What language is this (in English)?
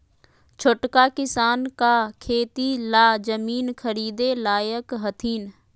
Magahi